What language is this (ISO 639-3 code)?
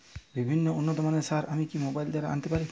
ben